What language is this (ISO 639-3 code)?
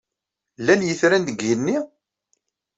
kab